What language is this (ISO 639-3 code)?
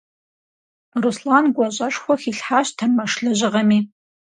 kbd